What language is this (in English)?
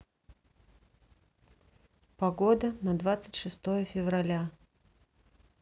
Russian